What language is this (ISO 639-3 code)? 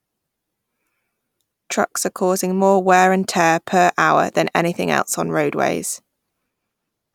eng